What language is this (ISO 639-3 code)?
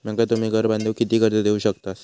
mar